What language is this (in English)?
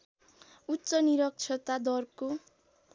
Nepali